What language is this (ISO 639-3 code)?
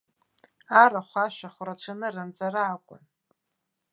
abk